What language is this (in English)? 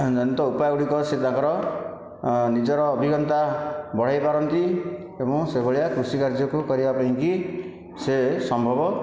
Odia